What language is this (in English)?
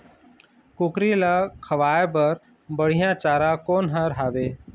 Chhattisgarhi